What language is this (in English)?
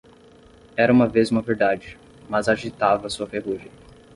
Portuguese